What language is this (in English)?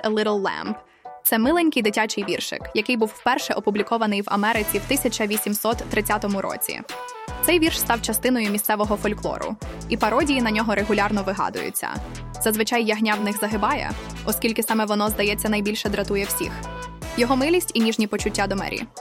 Ukrainian